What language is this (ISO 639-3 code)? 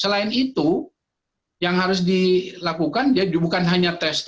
ind